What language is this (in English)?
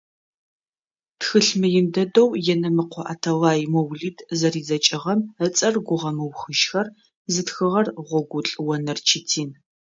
Adyghe